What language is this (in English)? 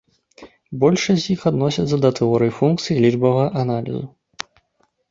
Belarusian